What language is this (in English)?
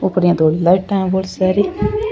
Rajasthani